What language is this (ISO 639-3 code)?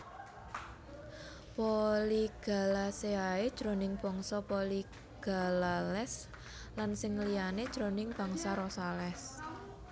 jav